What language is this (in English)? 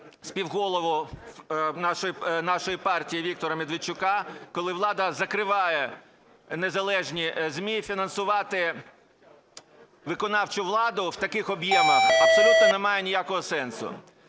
Ukrainian